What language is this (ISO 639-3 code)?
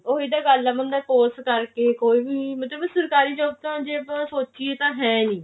pan